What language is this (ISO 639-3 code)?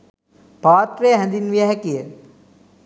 sin